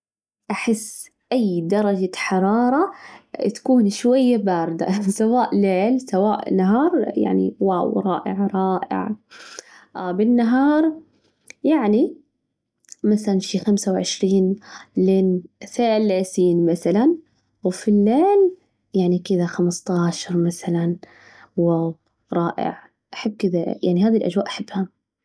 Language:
Najdi Arabic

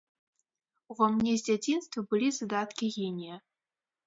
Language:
Belarusian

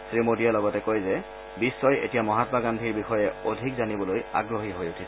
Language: Assamese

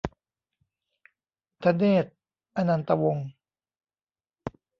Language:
Thai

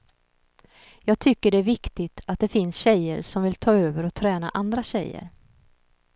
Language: Swedish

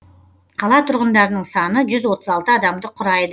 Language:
Kazakh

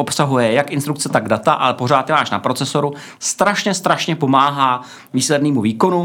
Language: Czech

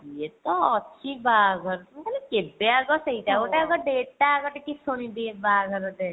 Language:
Odia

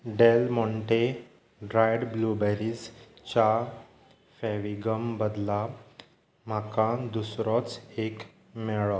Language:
Konkani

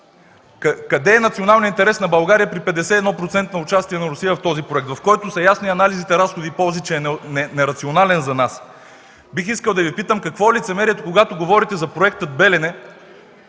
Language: Bulgarian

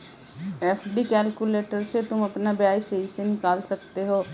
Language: Hindi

